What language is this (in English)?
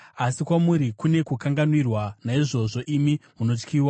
Shona